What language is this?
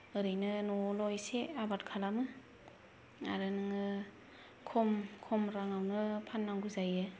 Bodo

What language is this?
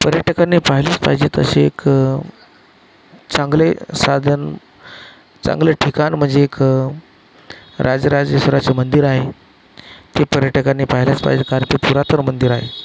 Marathi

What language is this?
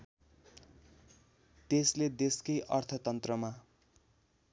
Nepali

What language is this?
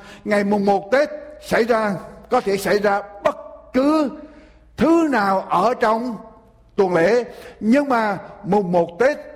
Vietnamese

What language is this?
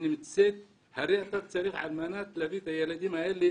Hebrew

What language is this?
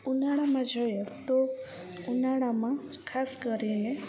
Gujarati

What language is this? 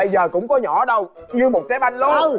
Vietnamese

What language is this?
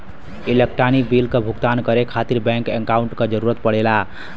Bhojpuri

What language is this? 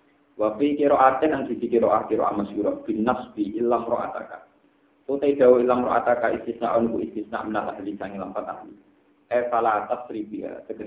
Indonesian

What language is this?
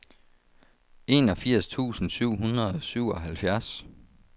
Danish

